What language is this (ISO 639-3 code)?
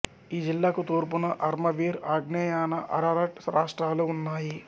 tel